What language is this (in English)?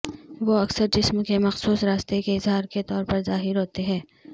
Urdu